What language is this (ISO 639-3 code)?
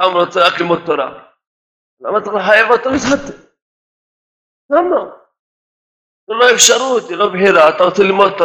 heb